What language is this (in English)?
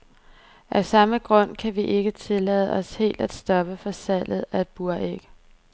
Danish